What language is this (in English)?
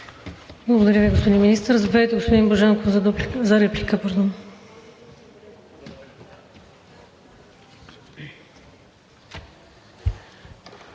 Bulgarian